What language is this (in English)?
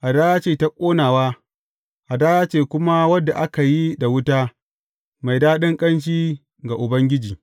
Hausa